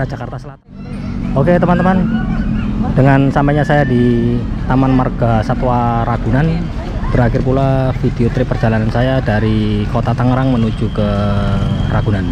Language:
Indonesian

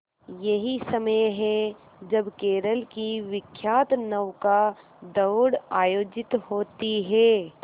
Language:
Hindi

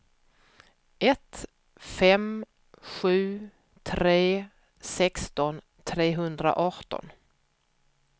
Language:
Swedish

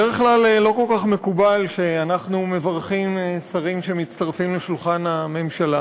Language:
Hebrew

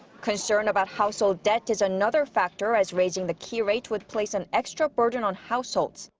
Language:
English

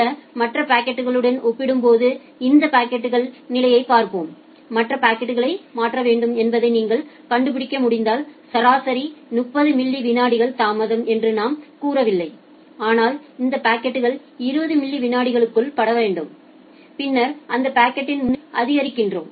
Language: Tamil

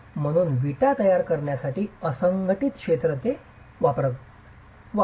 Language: Marathi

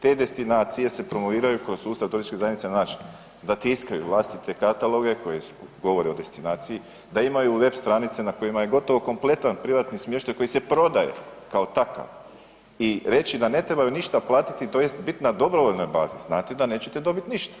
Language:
Croatian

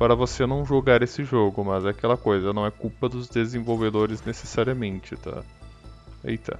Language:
Portuguese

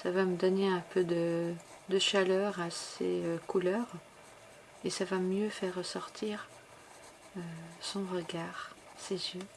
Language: French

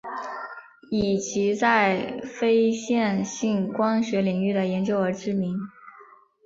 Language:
Chinese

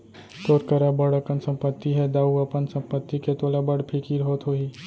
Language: Chhattisgarhi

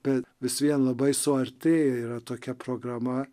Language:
Lithuanian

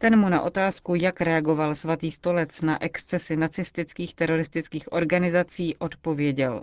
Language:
Czech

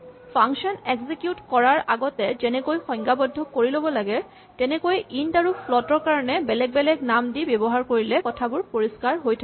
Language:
Assamese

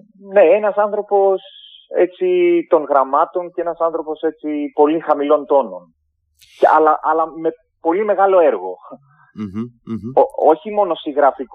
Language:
Greek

